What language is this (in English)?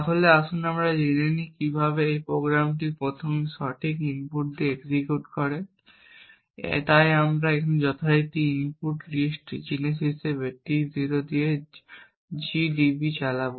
Bangla